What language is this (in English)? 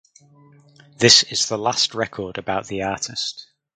English